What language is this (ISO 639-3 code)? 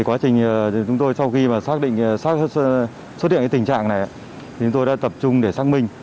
vie